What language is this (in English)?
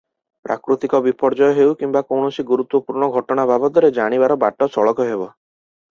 Odia